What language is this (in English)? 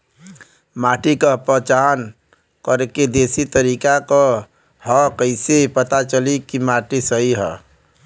Bhojpuri